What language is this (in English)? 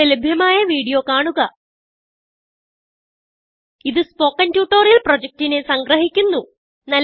Malayalam